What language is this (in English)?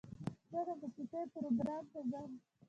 Pashto